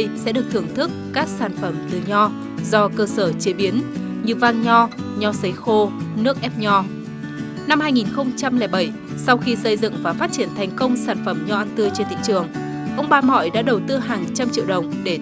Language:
Vietnamese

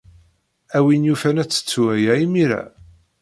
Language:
Kabyle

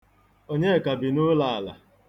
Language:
Igbo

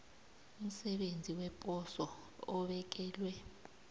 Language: South Ndebele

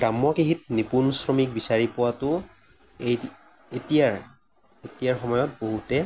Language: Assamese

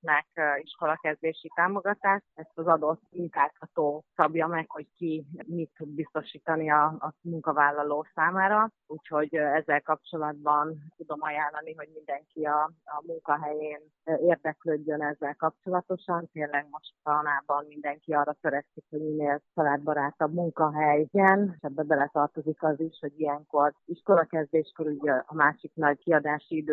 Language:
Hungarian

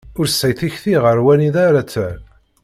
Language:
Kabyle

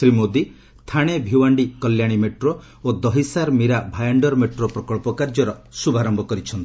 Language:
Odia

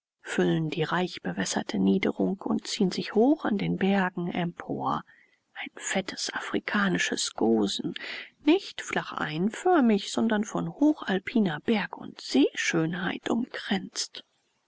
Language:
German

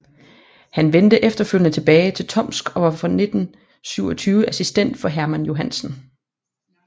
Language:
Danish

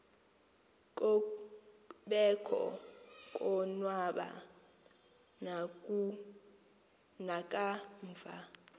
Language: Xhosa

